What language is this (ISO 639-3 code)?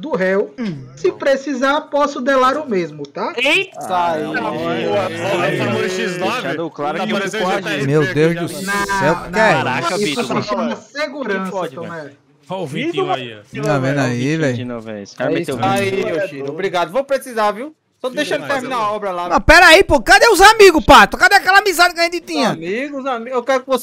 por